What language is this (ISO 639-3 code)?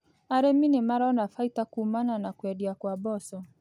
kik